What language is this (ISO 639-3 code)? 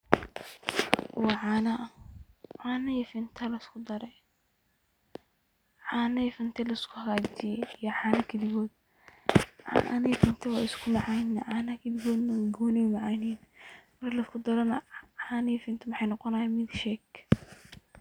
som